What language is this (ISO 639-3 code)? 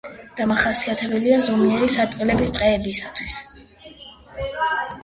kat